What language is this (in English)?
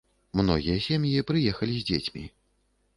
Belarusian